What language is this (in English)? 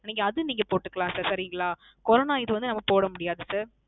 Tamil